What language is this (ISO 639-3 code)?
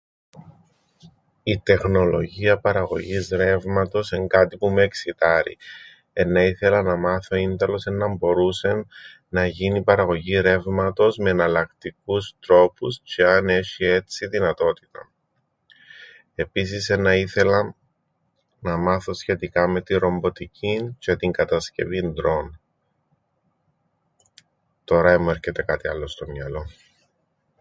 ell